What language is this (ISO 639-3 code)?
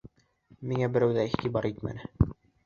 bak